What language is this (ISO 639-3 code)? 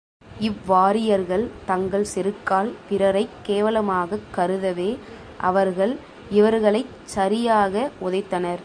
tam